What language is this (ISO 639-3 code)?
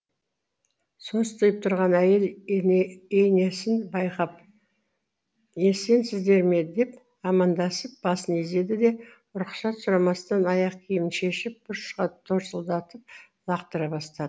kaz